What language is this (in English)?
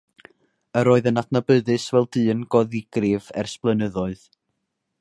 Welsh